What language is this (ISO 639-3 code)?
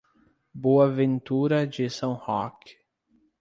por